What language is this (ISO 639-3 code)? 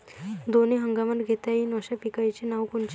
mar